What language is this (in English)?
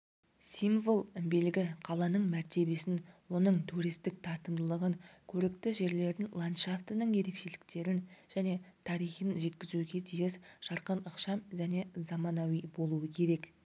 Kazakh